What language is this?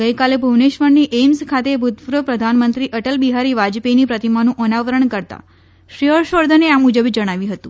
Gujarati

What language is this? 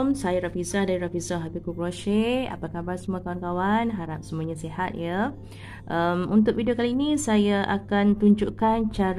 Malay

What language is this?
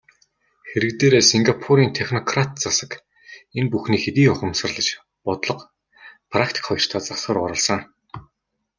Mongolian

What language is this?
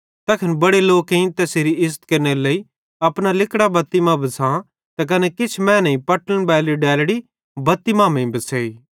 Bhadrawahi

